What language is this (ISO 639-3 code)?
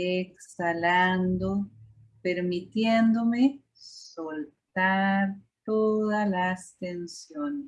spa